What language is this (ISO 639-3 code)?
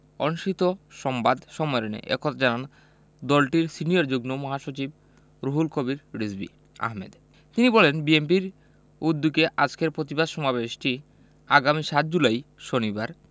ben